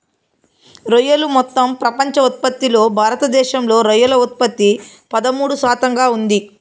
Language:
Telugu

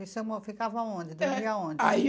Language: Portuguese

